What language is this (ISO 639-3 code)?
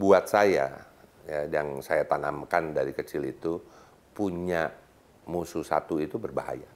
ind